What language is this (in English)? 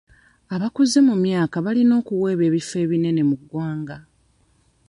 Ganda